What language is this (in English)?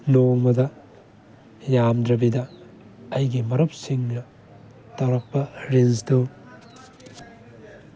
Manipuri